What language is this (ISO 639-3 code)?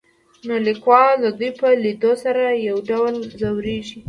pus